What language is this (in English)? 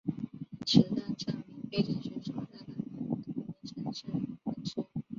Chinese